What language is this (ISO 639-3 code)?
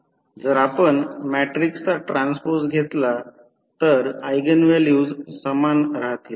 mar